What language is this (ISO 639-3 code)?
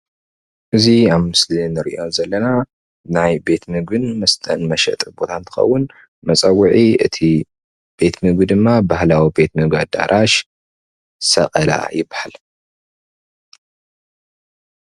tir